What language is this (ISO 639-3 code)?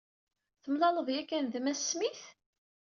kab